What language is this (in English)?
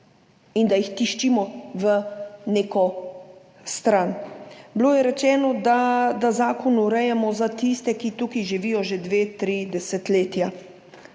Slovenian